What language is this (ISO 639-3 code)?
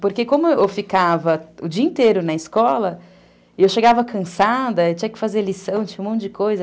por